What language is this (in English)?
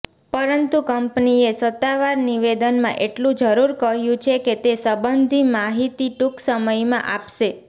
Gujarati